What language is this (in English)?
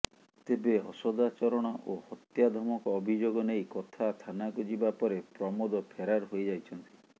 Odia